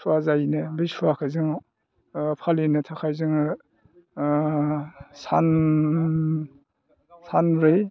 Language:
Bodo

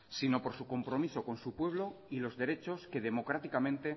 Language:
Spanish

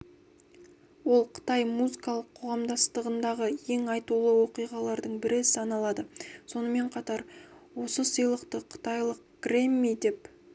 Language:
Kazakh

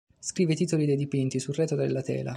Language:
Italian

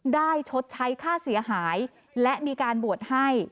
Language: Thai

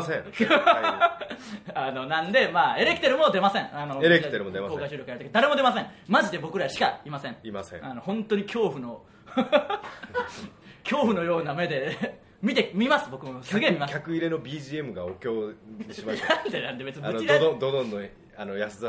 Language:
Japanese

